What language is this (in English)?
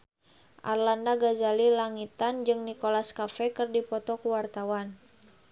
Sundanese